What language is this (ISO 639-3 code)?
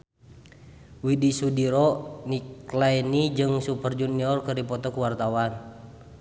sun